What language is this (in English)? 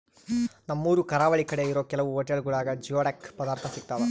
Kannada